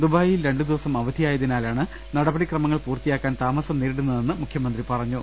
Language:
Malayalam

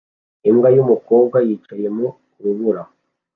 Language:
Kinyarwanda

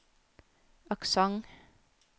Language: Norwegian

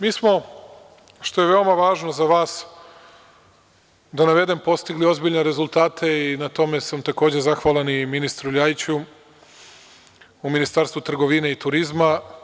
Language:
Serbian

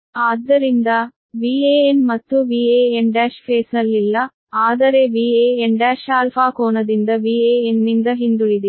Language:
Kannada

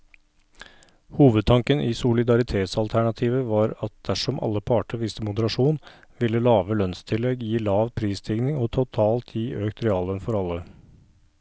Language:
Norwegian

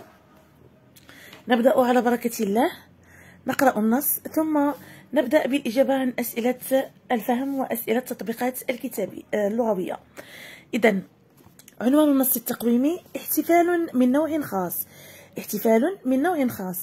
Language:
Arabic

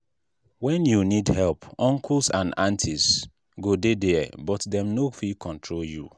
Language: Nigerian Pidgin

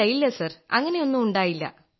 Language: Malayalam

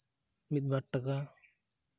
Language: Santali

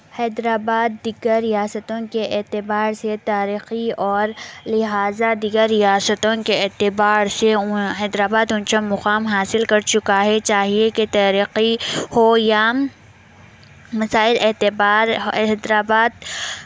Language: Urdu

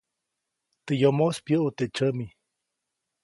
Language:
Copainalá Zoque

